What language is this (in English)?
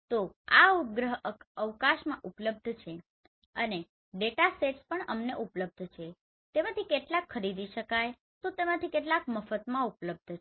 Gujarati